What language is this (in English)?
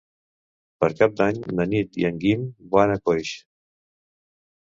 Catalan